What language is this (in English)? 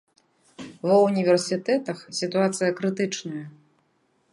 Belarusian